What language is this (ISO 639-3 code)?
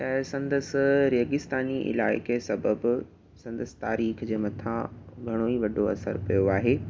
snd